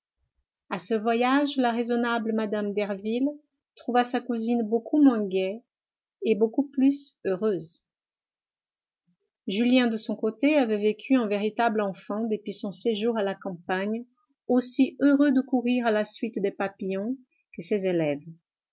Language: French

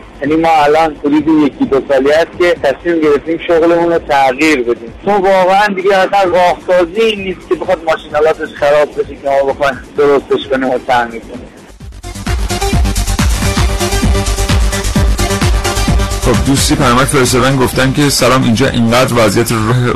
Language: Persian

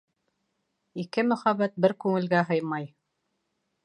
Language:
Bashkir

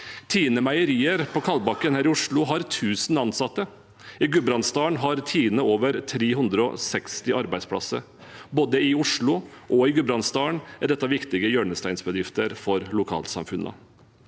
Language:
Norwegian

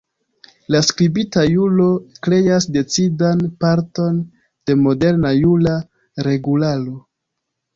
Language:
Esperanto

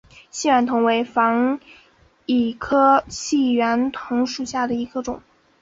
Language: Chinese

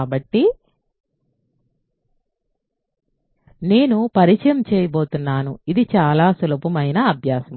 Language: Telugu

